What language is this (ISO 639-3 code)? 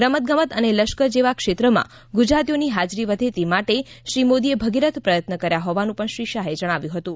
guj